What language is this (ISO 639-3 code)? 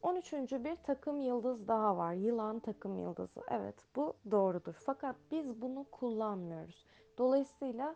tur